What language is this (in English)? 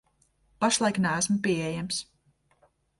Latvian